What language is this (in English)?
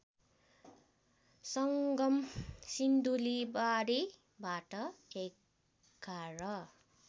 Nepali